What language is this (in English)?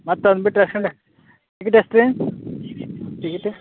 Kannada